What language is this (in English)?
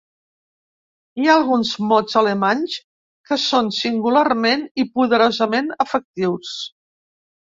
Catalan